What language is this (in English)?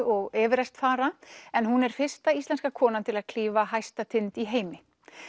Icelandic